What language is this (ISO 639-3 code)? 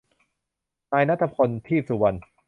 tha